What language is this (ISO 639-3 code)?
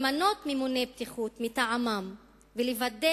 heb